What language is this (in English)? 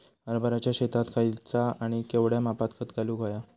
Marathi